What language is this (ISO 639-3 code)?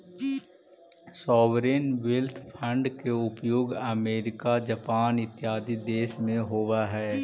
mag